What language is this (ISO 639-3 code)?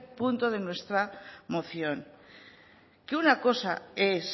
spa